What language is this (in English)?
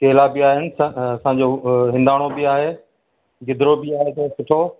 Sindhi